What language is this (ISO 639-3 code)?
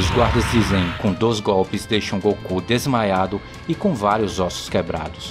por